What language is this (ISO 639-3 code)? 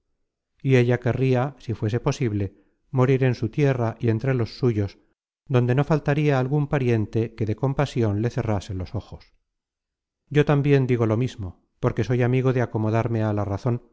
spa